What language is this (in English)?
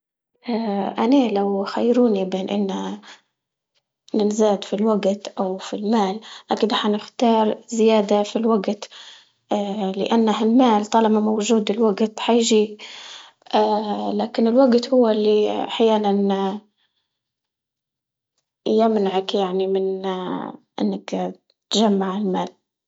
Libyan Arabic